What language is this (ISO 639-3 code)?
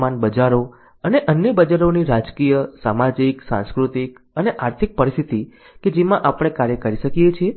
guj